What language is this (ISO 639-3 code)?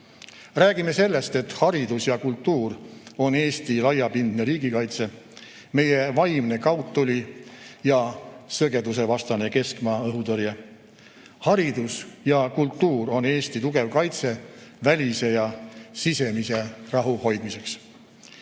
est